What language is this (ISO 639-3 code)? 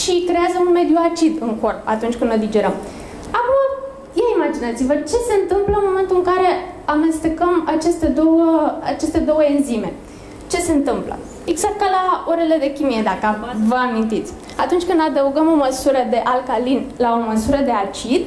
ron